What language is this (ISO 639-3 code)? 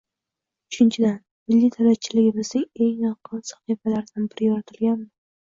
uzb